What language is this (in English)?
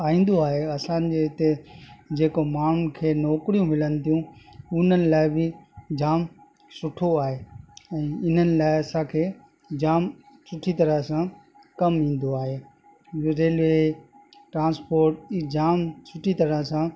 Sindhi